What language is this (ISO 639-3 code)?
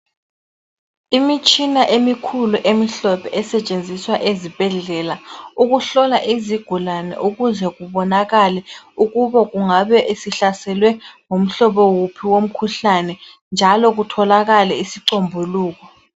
nde